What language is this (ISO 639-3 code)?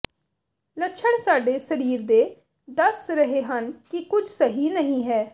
pan